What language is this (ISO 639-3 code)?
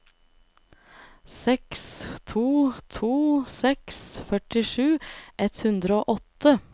nor